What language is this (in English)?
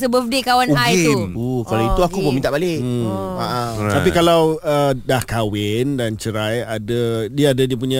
Malay